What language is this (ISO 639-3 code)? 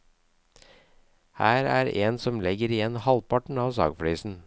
nor